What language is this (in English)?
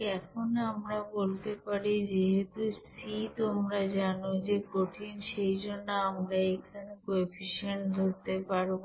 Bangla